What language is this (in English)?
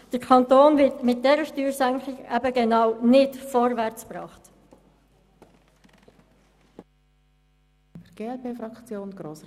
Swiss German